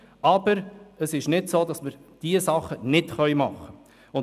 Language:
Swiss German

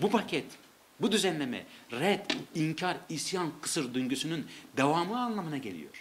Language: Turkish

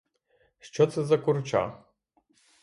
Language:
Ukrainian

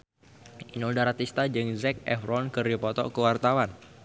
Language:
Sundanese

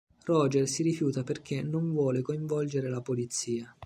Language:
Italian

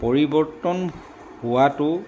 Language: Assamese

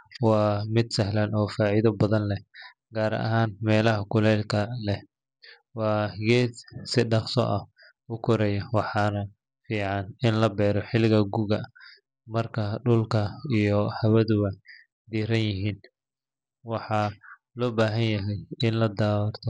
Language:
Somali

